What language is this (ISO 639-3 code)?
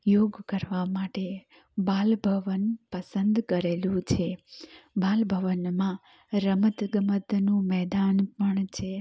guj